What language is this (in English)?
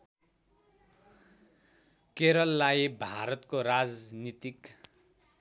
Nepali